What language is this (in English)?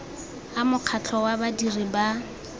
Tswana